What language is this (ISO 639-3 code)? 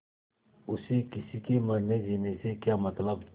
hin